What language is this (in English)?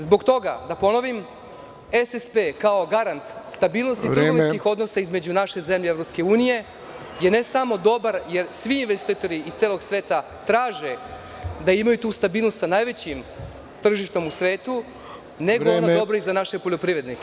Serbian